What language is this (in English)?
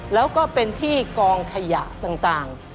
Thai